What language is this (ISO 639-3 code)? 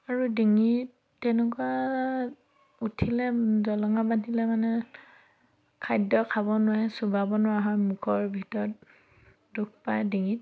asm